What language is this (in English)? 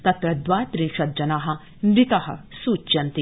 Sanskrit